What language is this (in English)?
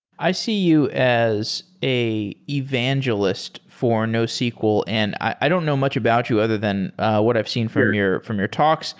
English